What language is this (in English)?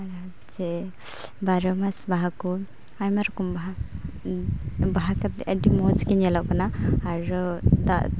Santali